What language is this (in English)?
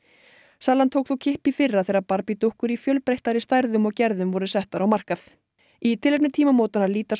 Icelandic